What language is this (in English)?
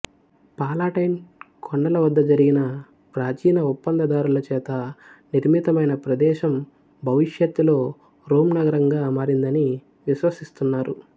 Telugu